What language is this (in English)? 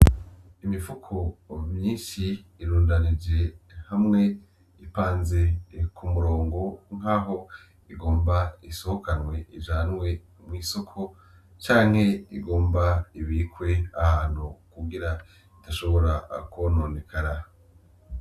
Rundi